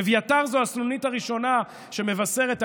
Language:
Hebrew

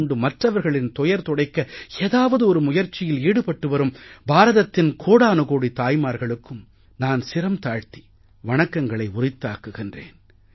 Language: Tamil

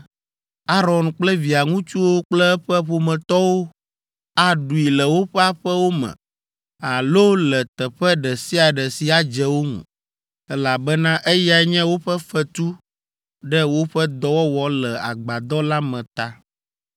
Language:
Ewe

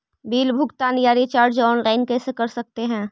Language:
Magahi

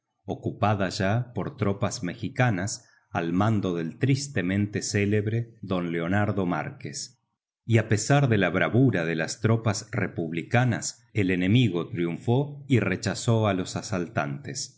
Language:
Spanish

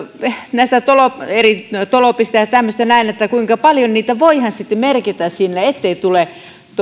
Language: Finnish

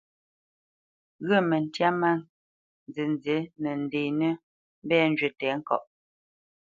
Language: Bamenyam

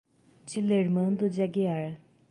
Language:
Portuguese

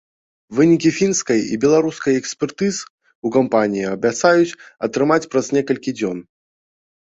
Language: Belarusian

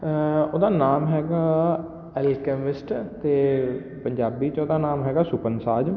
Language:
Punjabi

